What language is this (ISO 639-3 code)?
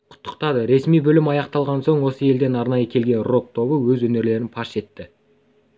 kaz